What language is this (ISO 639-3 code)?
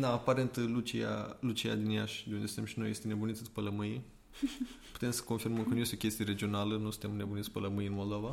ron